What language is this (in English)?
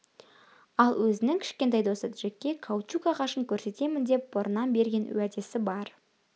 Kazakh